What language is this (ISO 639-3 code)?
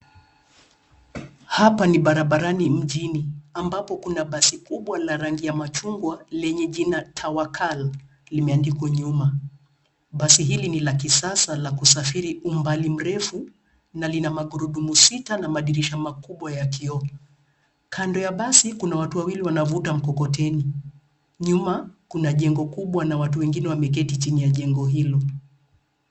swa